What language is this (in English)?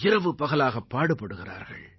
Tamil